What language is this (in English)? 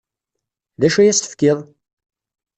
Kabyle